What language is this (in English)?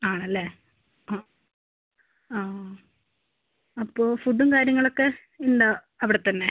Malayalam